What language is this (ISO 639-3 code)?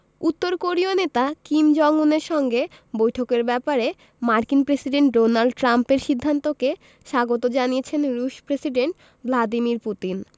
ben